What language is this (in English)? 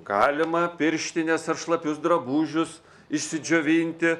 Lithuanian